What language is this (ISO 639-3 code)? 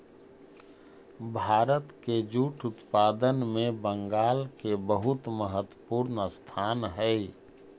mag